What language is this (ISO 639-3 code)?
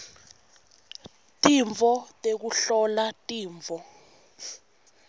ssw